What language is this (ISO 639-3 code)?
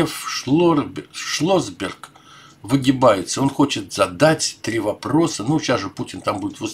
rus